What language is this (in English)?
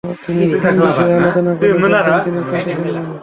Bangla